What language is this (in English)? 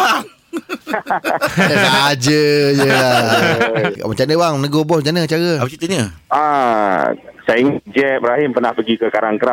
Malay